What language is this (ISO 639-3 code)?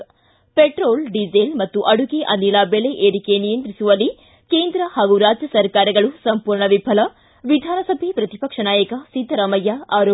kan